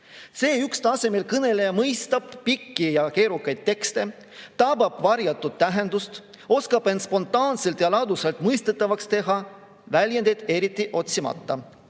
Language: Estonian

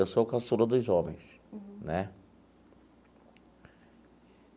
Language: Portuguese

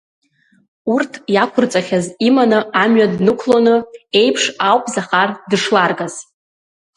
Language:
Abkhazian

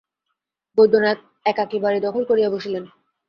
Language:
Bangla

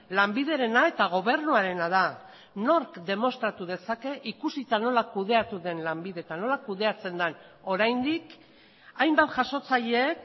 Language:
Basque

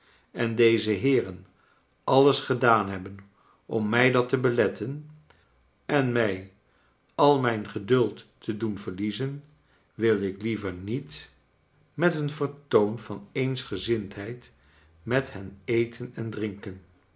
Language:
Dutch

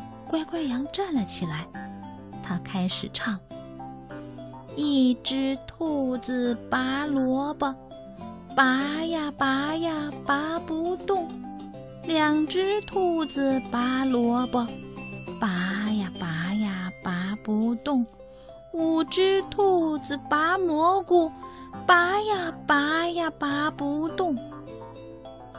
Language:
Chinese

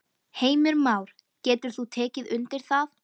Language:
Icelandic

